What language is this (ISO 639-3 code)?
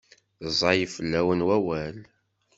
kab